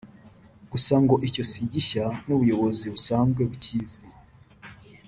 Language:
Kinyarwanda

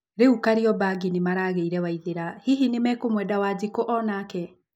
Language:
Kikuyu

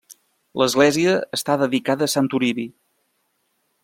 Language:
Catalan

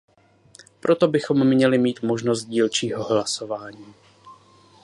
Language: Czech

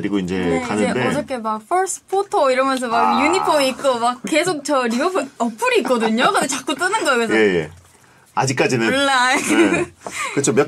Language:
Korean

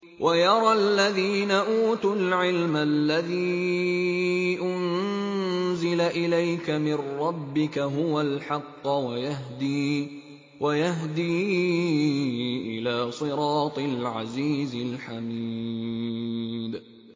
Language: Arabic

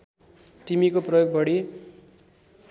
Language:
Nepali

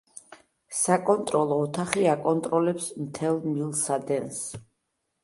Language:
Georgian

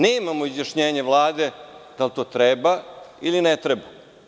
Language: Serbian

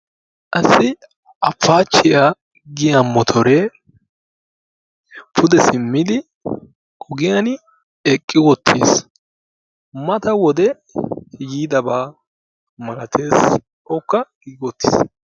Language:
Wolaytta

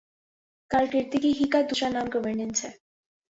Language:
Urdu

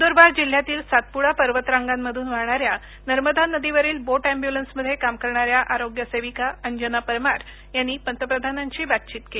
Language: Marathi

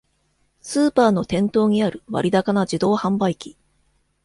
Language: Japanese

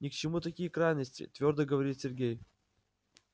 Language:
Russian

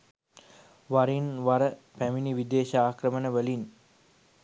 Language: Sinhala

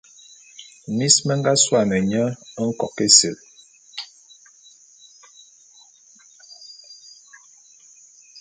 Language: Bulu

